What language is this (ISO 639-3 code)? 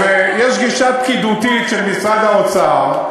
heb